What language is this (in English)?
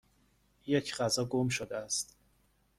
Persian